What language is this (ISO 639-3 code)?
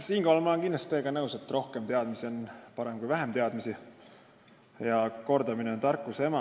est